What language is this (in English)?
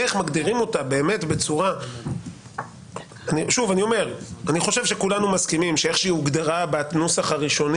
Hebrew